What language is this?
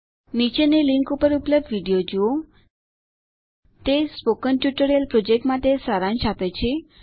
Gujarati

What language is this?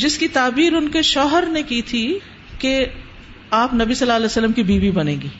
Urdu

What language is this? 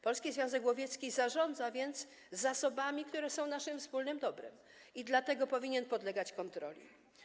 Polish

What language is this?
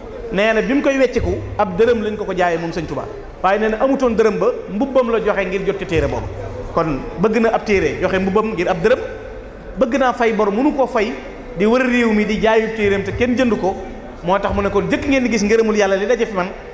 Indonesian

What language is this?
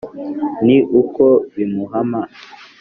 Kinyarwanda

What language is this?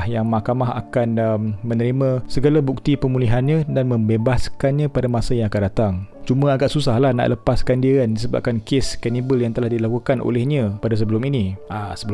Malay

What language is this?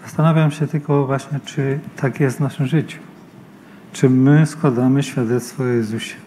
Polish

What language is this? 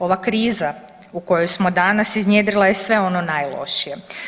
Croatian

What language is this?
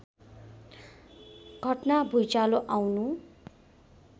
Nepali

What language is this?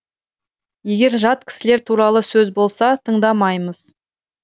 Kazakh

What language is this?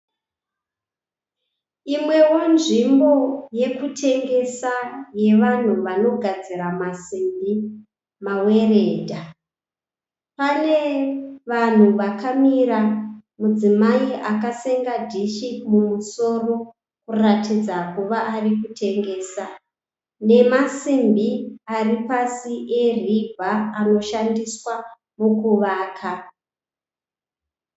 Shona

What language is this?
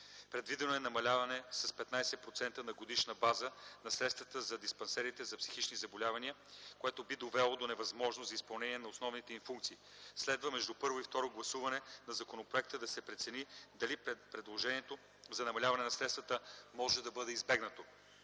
Bulgarian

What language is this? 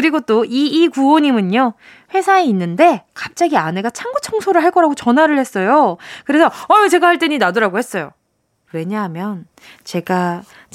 Korean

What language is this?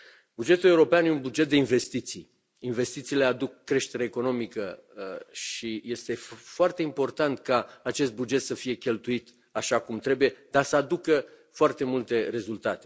Romanian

